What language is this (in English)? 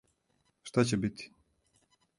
Serbian